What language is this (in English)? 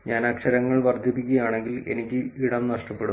Malayalam